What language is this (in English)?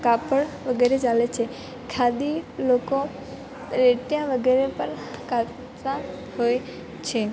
Gujarati